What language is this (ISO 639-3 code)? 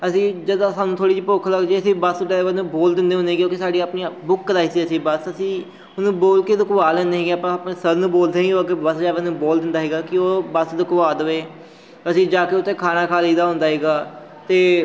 pan